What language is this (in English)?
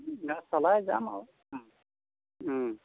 Assamese